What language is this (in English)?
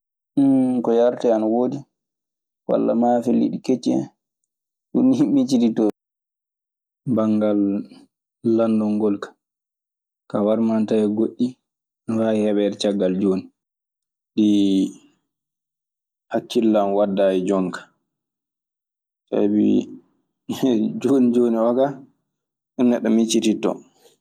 Maasina Fulfulde